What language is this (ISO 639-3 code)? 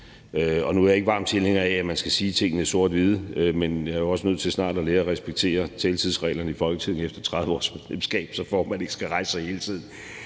dan